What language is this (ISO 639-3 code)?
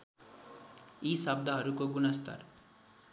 nep